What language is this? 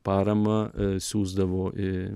Lithuanian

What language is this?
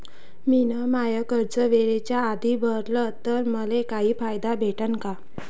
Marathi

